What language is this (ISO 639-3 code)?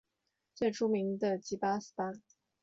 zho